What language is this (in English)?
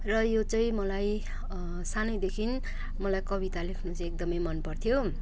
Nepali